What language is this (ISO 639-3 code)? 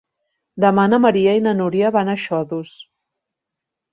cat